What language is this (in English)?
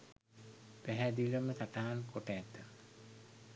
Sinhala